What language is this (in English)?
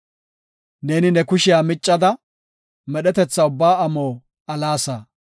Gofa